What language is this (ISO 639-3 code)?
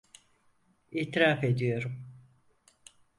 tur